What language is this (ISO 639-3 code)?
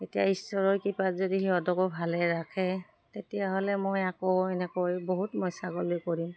asm